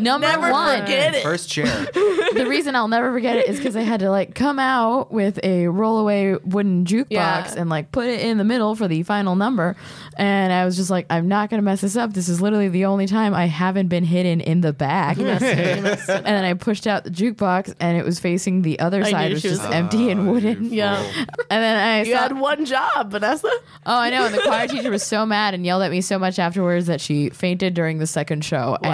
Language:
English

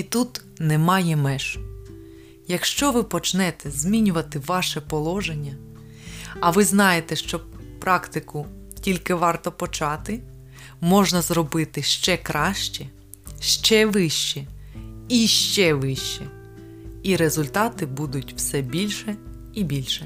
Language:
Ukrainian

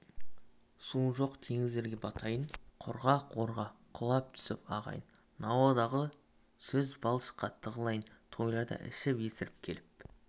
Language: Kazakh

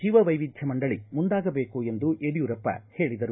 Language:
Kannada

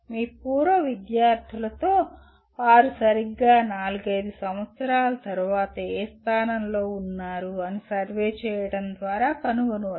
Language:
Telugu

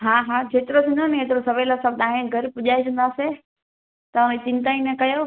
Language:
Sindhi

